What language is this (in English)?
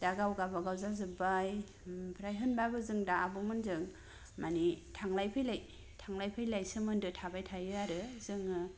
Bodo